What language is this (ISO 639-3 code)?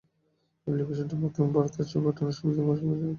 ben